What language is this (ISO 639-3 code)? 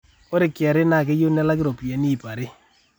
mas